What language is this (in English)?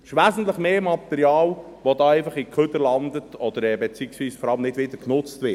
Swiss German